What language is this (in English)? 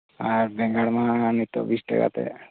Santali